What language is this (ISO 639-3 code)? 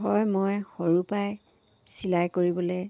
asm